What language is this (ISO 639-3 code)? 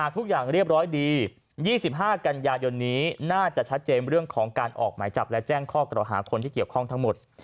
tha